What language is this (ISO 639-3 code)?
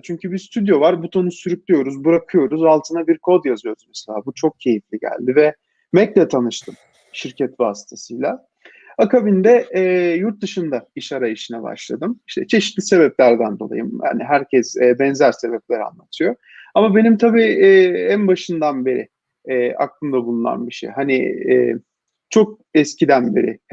tur